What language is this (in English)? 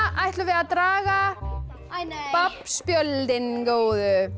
Icelandic